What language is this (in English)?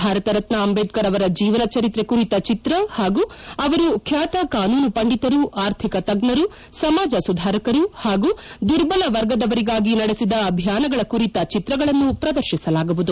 Kannada